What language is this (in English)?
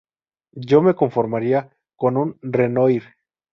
Spanish